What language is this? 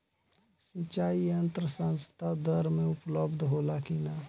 Bhojpuri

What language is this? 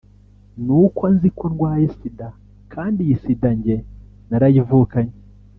Kinyarwanda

